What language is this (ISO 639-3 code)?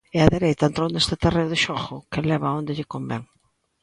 glg